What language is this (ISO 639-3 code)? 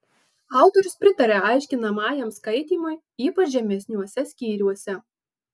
lit